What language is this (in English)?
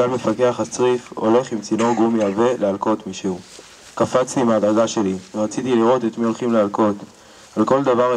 Hebrew